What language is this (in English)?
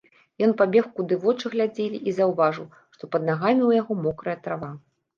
Belarusian